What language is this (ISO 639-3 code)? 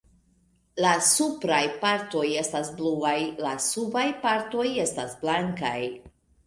epo